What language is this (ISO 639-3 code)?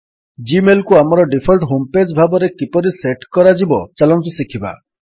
ori